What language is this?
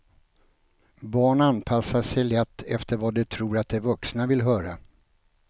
Swedish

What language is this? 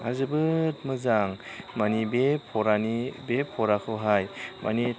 Bodo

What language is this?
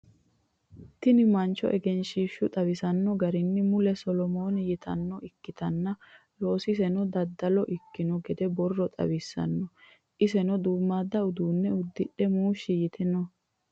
Sidamo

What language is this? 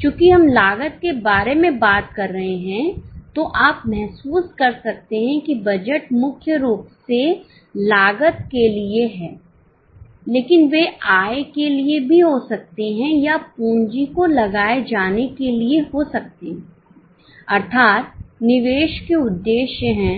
Hindi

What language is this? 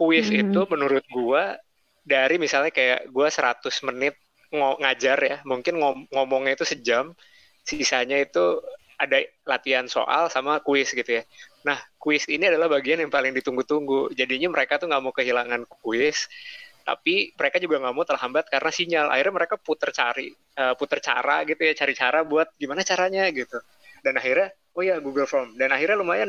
Indonesian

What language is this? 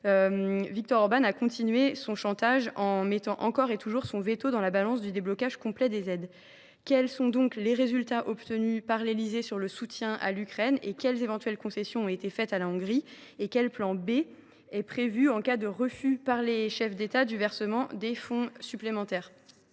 French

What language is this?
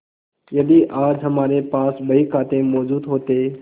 Hindi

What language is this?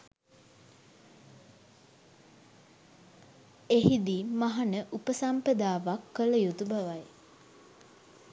Sinhala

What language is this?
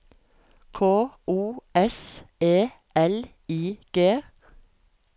Norwegian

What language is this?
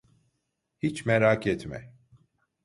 Turkish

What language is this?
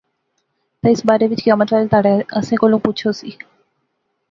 Pahari-Potwari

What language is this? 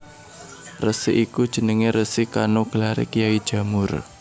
Javanese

